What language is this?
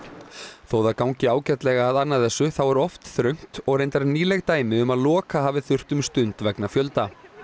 Icelandic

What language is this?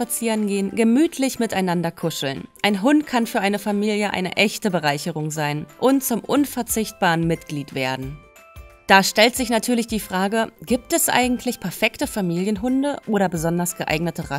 German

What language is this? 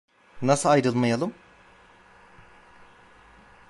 Turkish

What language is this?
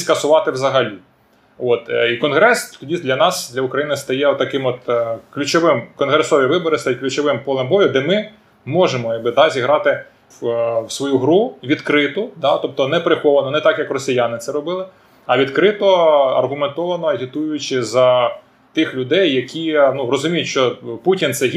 Ukrainian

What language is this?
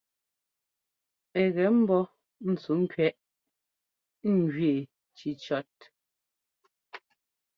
Ngomba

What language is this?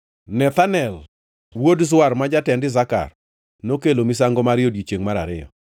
Luo (Kenya and Tanzania)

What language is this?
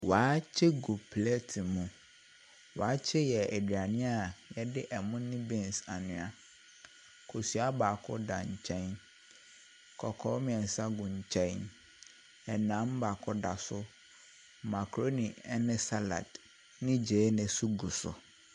Akan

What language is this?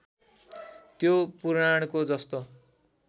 Nepali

